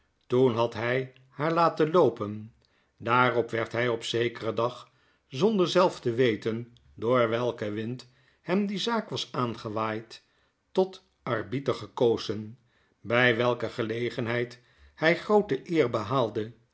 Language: Dutch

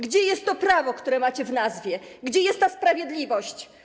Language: Polish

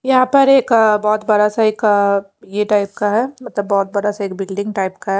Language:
Hindi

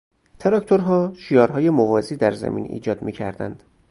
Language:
Persian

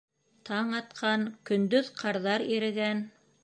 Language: Bashkir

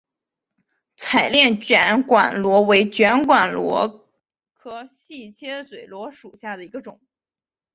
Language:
Chinese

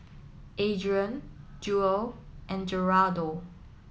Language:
English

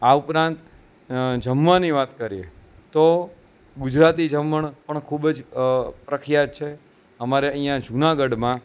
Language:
Gujarati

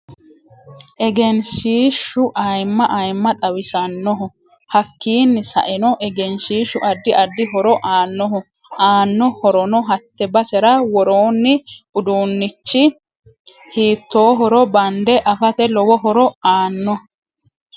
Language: Sidamo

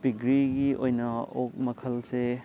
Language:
Manipuri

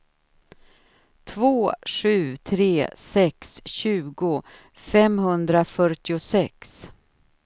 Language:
Swedish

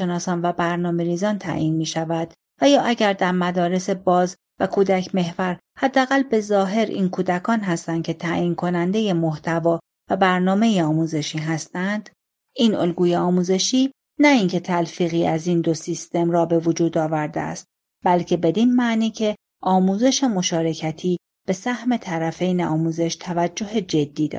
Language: Persian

